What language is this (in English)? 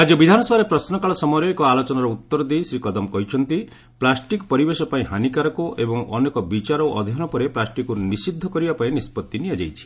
Odia